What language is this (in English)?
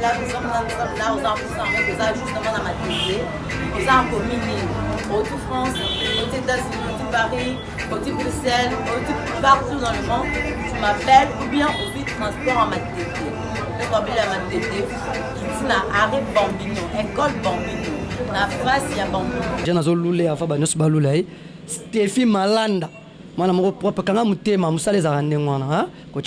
French